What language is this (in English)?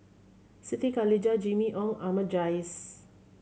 English